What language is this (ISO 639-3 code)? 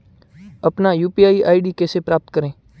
hin